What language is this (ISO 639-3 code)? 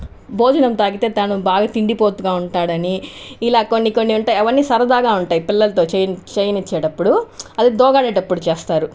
tel